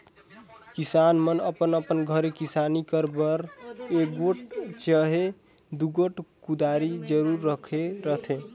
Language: Chhattisgarhi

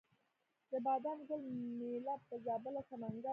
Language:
Pashto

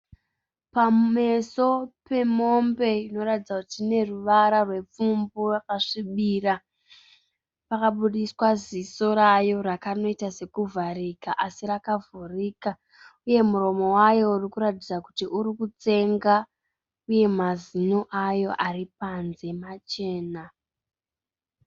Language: Shona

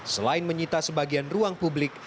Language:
Indonesian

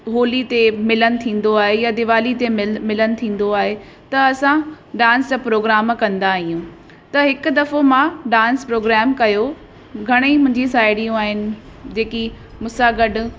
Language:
Sindhi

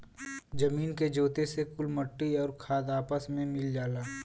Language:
Bhojpuri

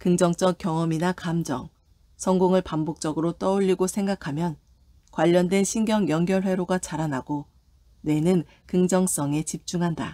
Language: Korean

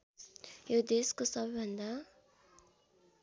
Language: Nepali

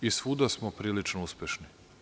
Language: Serbian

